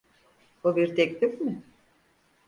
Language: Turkish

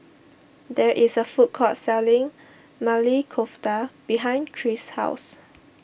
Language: English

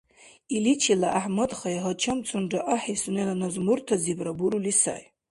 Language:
Dargwa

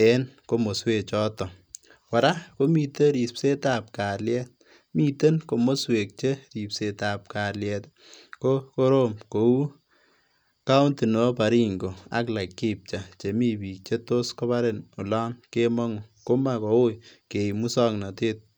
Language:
Kalenjin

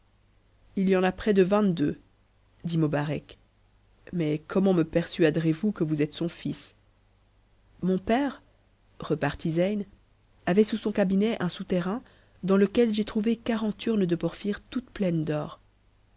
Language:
French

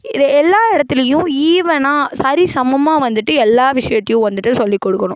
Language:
Tamil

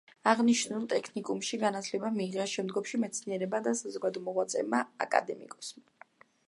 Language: Georgian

